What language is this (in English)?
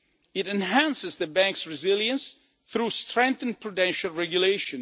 English